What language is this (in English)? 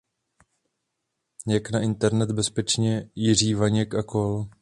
Czech